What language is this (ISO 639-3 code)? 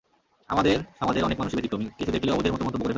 ben